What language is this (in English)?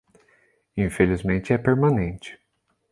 Portuguese